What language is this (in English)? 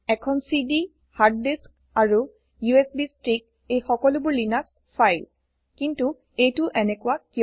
Assamese